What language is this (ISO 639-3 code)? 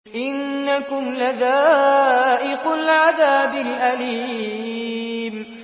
ara